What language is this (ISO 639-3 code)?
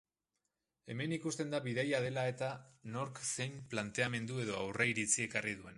eus